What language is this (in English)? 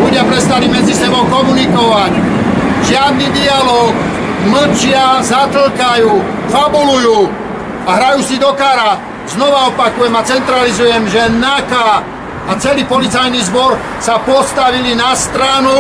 Czech